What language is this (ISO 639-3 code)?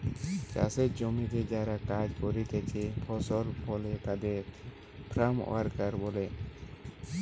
ben